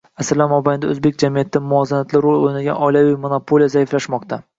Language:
Uzbek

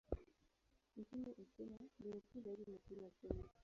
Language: Swahili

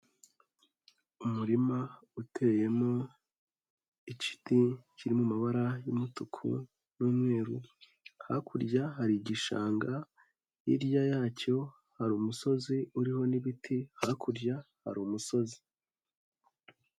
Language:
Kinyarwanda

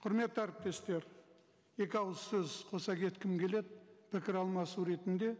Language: Kazakh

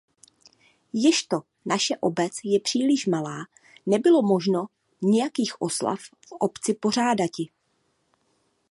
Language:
Czech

